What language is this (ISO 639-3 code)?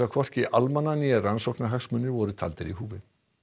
isl